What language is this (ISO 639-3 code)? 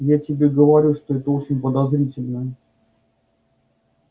rus